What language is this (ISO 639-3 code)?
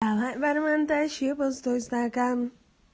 rus